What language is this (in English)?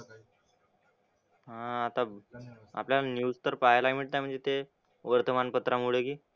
Marathi